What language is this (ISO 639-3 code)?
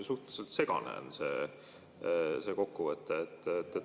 est